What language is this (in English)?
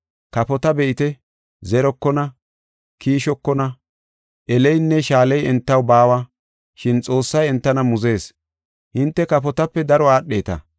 Gofa